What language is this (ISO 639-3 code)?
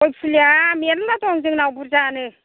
brx